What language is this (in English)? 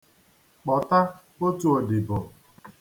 Igbo